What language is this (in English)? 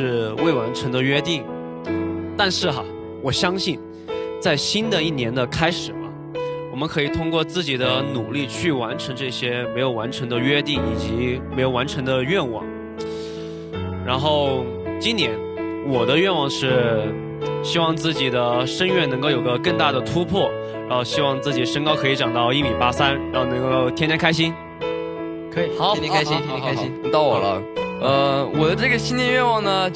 Chinese